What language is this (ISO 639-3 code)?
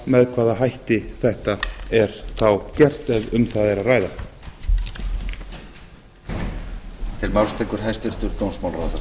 isl